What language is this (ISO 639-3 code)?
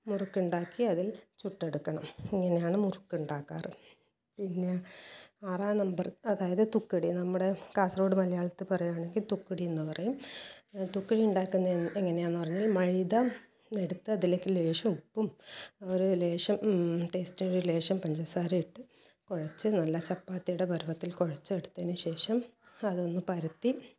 mal